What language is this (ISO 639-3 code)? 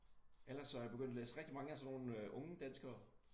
dan